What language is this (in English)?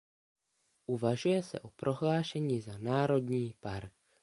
Czech